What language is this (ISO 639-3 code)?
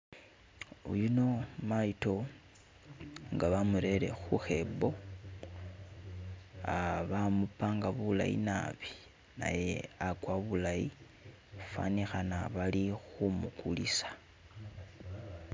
myx